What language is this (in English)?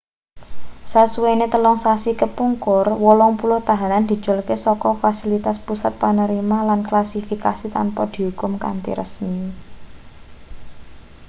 Javanese